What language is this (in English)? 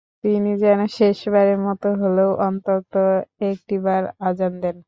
Bangla